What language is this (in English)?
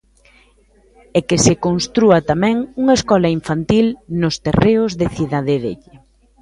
Galician